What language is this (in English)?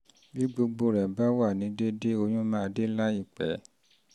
Yoruba